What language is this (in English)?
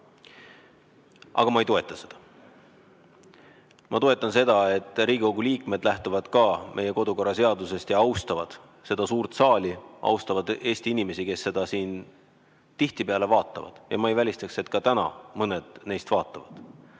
Estonian